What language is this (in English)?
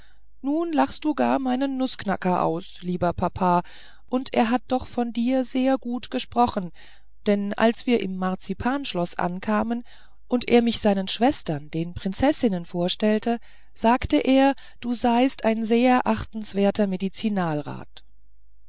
German